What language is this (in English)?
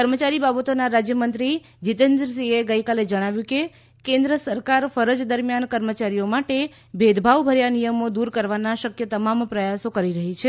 Gujarati